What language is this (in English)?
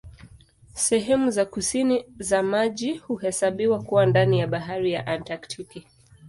Swahili